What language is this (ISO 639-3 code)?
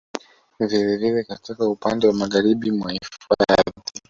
swa